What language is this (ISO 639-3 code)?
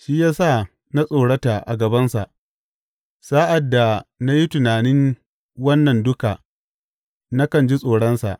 hau